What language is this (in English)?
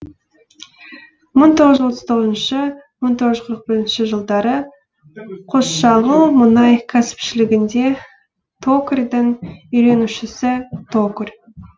Kazakh